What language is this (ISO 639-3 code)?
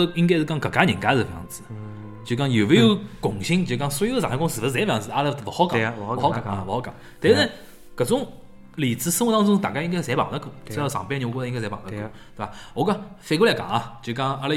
zho